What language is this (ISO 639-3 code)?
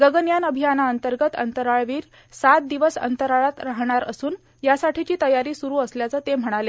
mar